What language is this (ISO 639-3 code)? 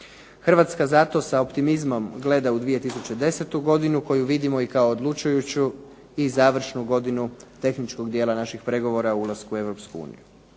hrv